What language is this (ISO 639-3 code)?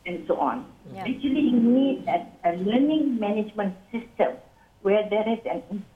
msa